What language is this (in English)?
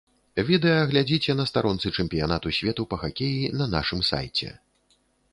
Belarusian